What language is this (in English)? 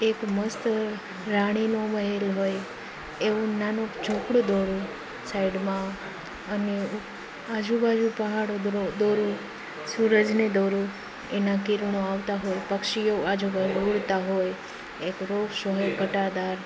Gujarati